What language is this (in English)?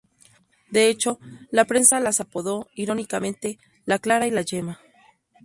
Spanish